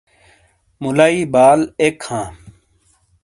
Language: Shina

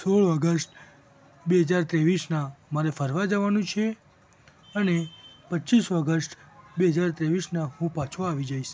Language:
Gujarati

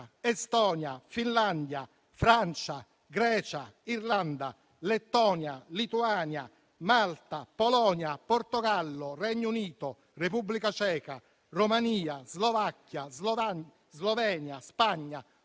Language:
Italian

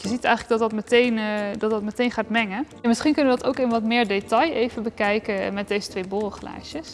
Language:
Dutch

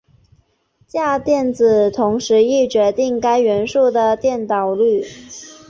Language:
Chinese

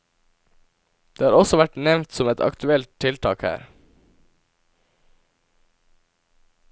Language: Norwegian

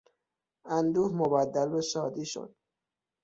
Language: Persian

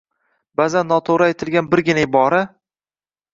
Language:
Uzbek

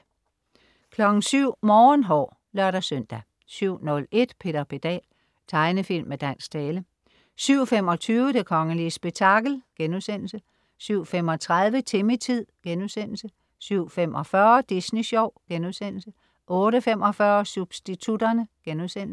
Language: Danish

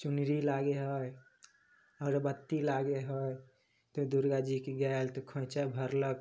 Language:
Maithili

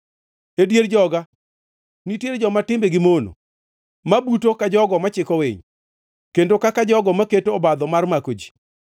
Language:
Luo (Kenya and Tanzania)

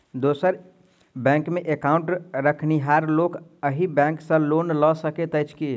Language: Maithili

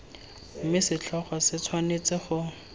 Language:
Tswana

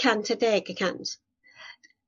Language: Welsh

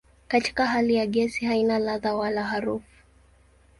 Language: Swahili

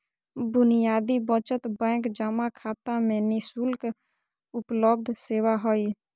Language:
Magahi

